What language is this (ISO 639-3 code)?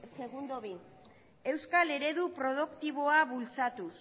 eus